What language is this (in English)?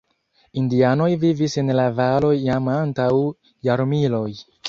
Esperanto